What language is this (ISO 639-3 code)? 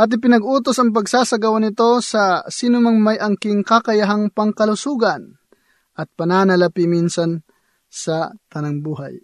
fil